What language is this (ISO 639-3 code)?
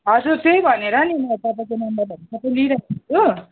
nep